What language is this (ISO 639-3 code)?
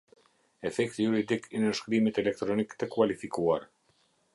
sqi